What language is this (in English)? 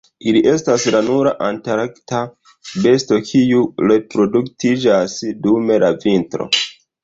Esperanto